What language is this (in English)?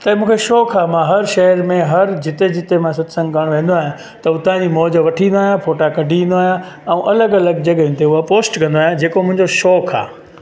Sindhi